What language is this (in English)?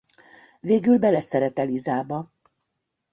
Hungarian